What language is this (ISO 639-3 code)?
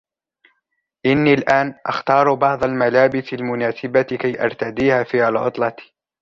ara